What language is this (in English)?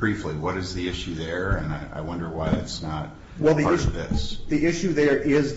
English